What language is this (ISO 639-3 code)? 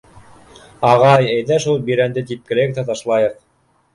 bak